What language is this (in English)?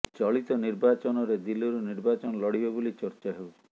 Odia